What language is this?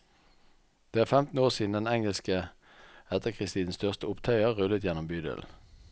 Norwegian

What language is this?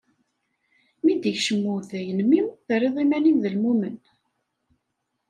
Kabyle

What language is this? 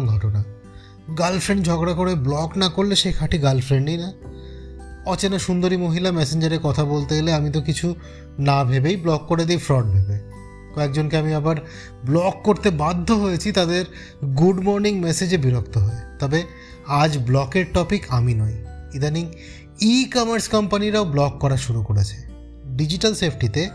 Bangla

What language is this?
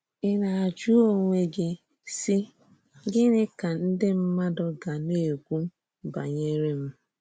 Igbo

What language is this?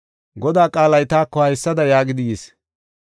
Gofa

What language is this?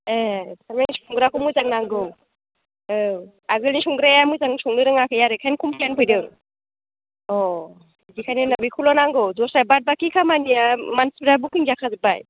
Bodo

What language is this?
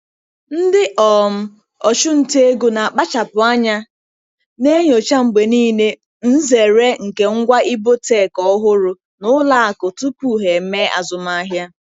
Igbo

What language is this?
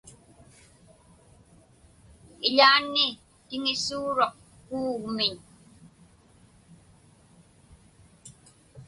Inupiaq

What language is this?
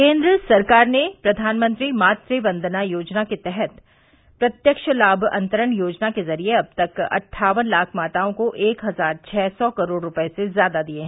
Hindi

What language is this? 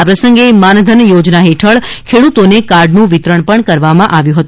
Gujarati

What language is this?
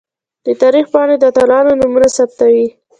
Pashto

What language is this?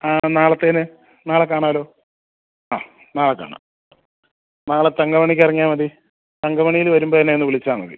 Malayalam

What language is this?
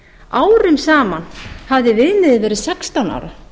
Icelandic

